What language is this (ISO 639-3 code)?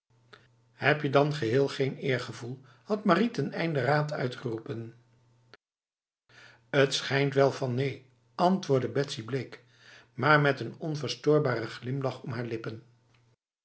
nld